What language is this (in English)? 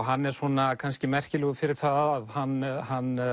Icelandic